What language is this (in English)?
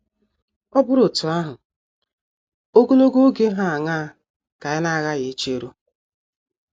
Igbo